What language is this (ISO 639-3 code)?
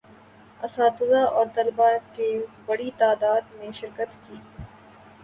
urd